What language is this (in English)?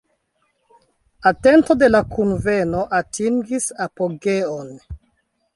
Esperanto